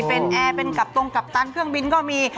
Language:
Thai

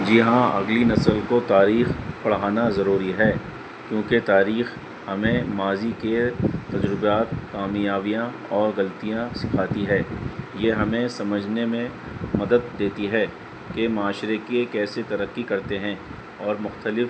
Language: Urdu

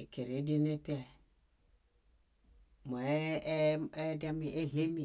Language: Bayot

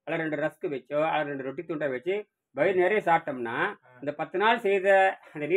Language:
Tamil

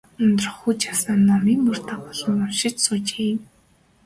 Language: Mongolian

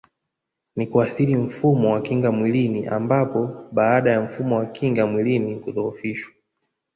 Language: Swahili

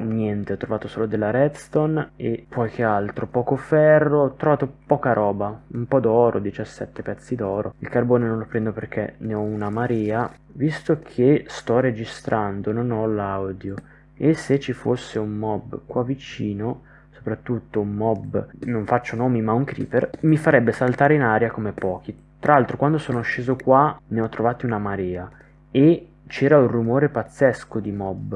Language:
Italian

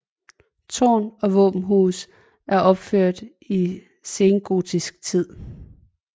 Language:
Danish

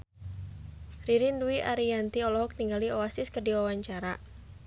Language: Sundanese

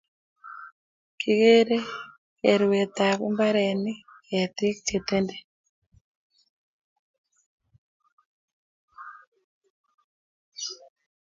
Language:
Kalenjin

